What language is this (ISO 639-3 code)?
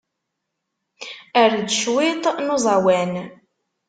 kab